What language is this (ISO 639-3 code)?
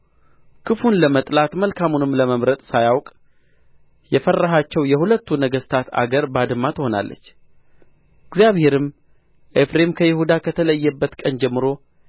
amh